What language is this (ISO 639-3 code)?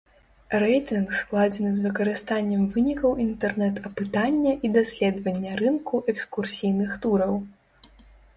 bel